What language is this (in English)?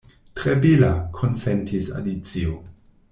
Esperanto